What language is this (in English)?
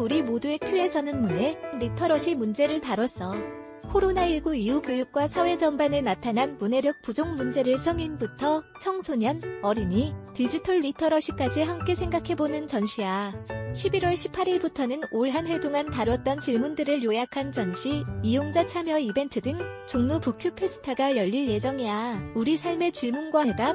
Korean